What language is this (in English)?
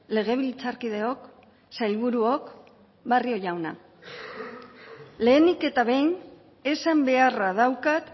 Basque